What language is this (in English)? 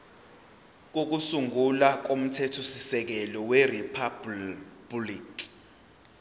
Zulu